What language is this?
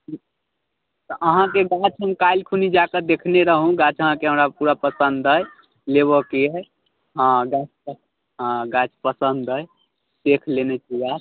Maithili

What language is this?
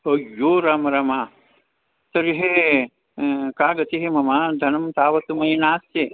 Sanskrit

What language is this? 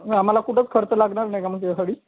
Marathi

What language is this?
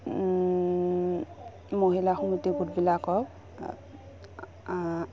Assamese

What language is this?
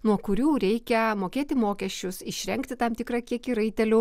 Lithuanian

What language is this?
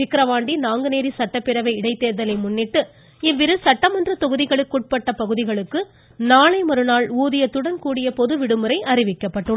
Tamil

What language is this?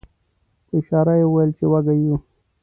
Pashto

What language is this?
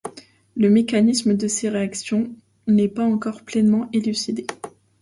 French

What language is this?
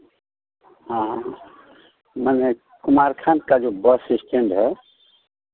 Hindi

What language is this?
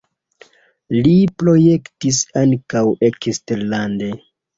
Esperanto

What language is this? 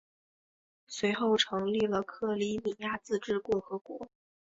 Chinese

